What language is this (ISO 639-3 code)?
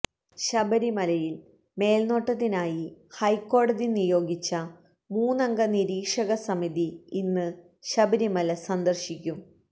mal